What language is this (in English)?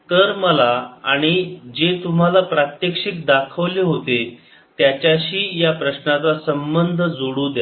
Marathi